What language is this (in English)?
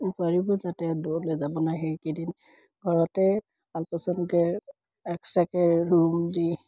Assamese